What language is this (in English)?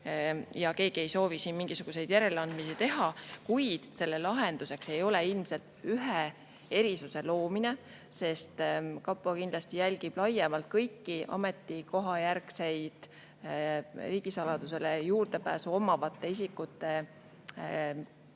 Estonian